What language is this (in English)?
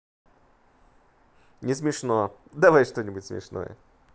Russian